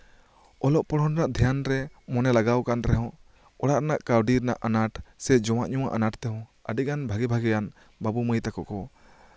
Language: Santali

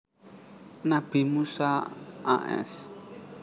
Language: Javanese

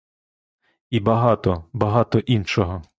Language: Ukrainian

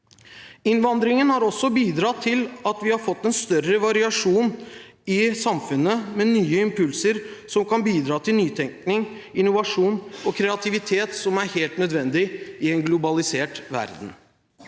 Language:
Norwegian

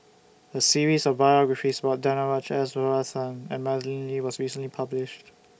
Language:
English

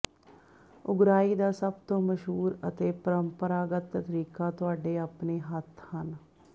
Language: Punjabi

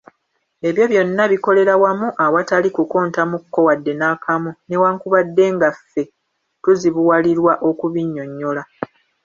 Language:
Ganda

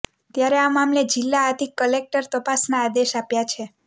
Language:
Gujarati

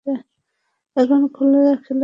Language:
Bangla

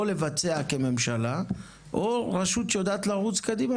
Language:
Hebrew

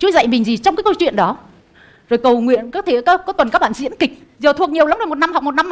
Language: Vietnamese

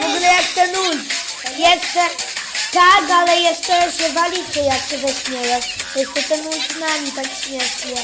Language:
Polish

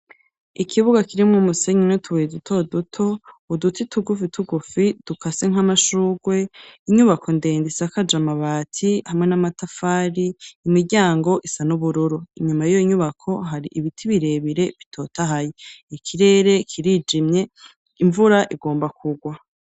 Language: Rundi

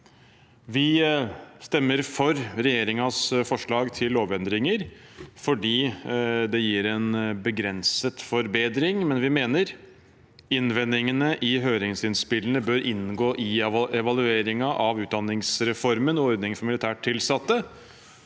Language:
Norwegian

